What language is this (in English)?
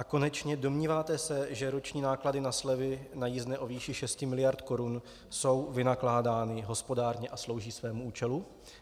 Czech